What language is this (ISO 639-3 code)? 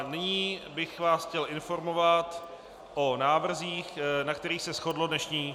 ces